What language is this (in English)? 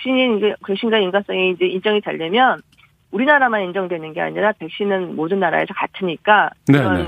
Korean